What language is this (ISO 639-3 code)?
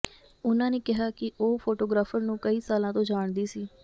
pan